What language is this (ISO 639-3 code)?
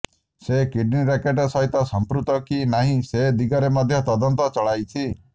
ori